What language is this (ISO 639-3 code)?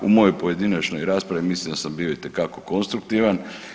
hrv